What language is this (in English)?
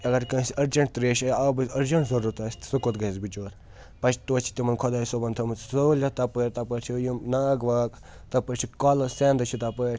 Kashmiri